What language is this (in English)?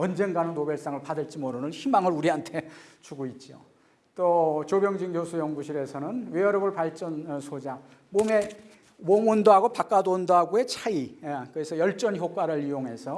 Korean